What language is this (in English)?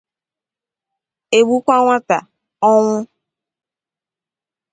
Igbo